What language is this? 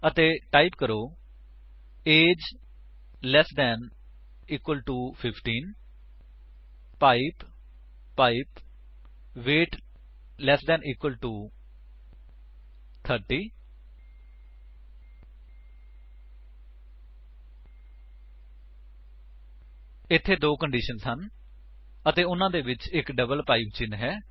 Punjabi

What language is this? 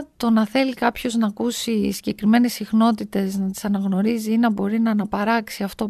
Greek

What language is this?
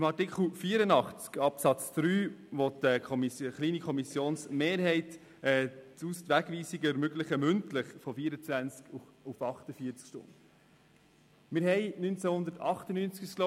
Swiss German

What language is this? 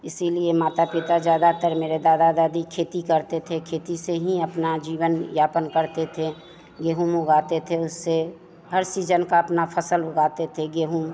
Hindi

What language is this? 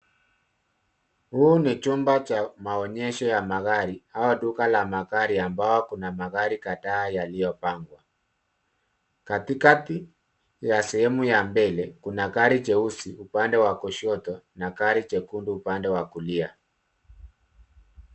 Swahili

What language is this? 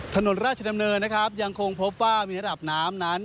Thai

